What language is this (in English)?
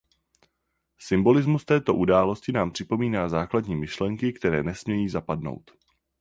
Czech